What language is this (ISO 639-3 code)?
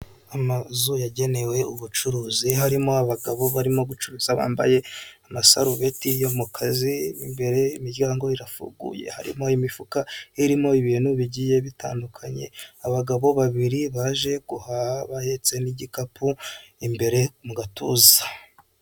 kin